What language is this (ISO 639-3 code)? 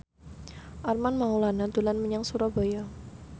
jav